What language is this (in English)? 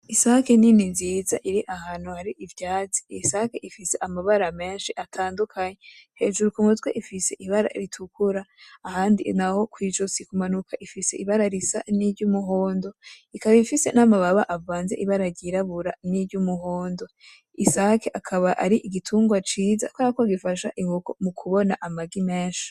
Rundi